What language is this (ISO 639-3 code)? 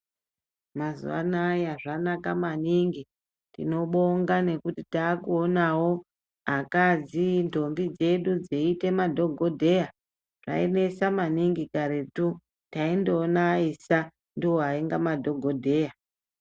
ndc